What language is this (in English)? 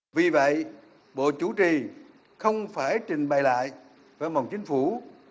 Vietnamese